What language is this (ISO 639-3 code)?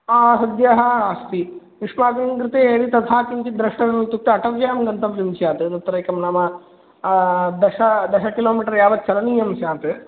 san